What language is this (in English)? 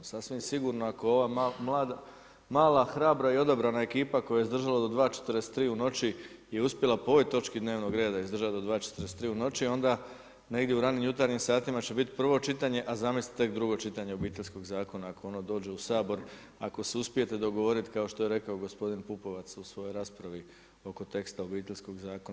Croatian